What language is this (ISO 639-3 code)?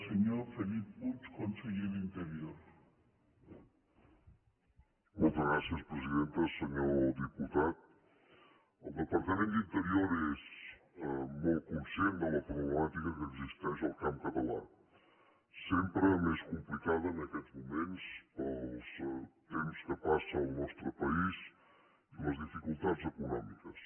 cat